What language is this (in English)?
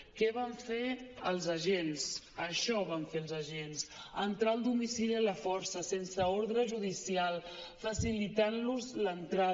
Catalan